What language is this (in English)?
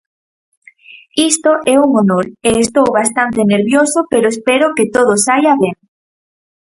Galician